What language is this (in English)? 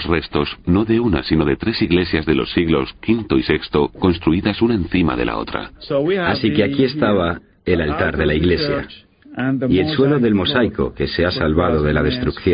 Spanish